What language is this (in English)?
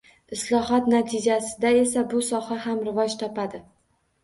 Uzbek